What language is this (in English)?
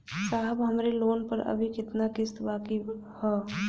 Bhojpuri